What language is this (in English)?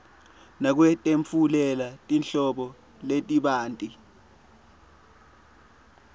Swati